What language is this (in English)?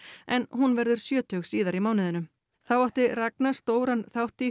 Icelandic